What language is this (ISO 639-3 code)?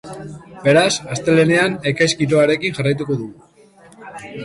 eus